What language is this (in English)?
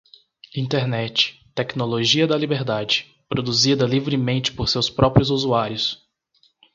Portuguese